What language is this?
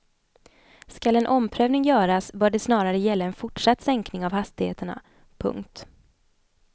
Swedish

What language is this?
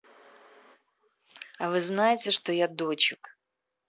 Russian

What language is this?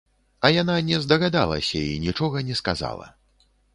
Belarusian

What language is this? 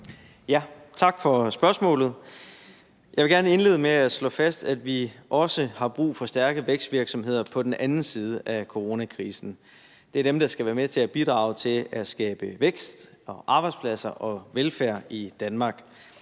Danish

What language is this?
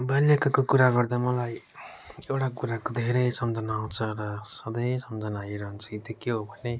Nepali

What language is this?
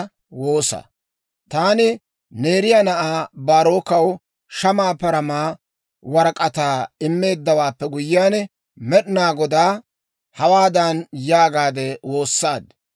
Dawro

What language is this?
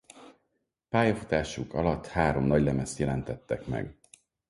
Hungarian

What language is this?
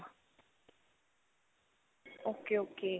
Punjabi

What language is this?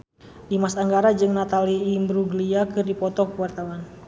Sundanese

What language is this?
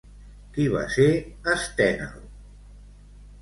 Catalan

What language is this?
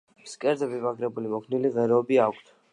Georgian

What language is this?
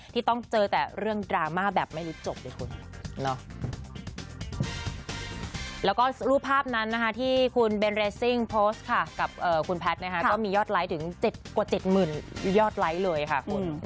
Thai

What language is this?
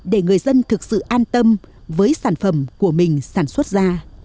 Vietnamese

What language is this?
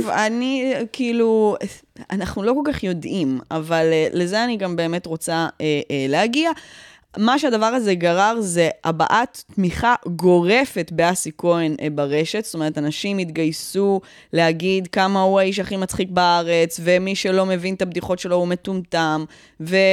Hebrew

